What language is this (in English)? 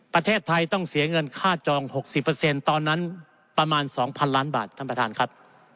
Thai